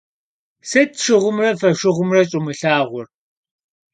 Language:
Kabardian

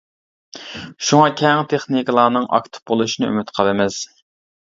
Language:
Uyghur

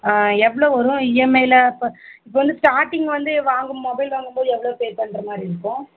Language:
Tamil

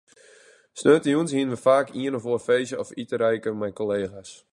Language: Western Frisian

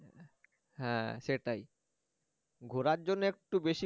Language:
Bangla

